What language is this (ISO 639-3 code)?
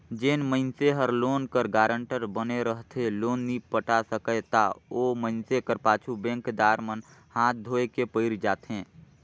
hne